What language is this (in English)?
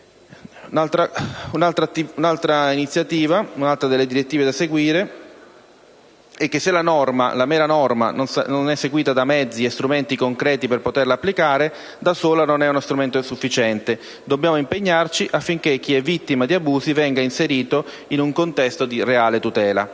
Italian